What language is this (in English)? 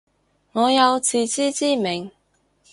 Cantonese